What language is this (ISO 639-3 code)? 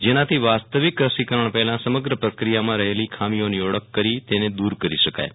guj